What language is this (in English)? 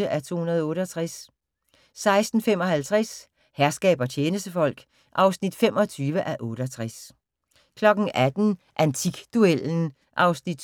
Danish